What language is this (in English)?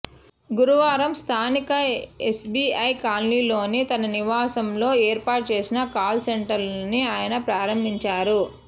Telugu